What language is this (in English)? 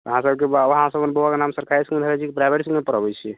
Maithili